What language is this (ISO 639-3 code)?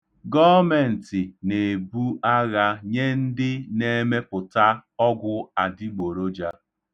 ibo